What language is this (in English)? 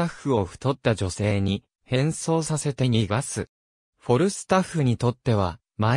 Japanese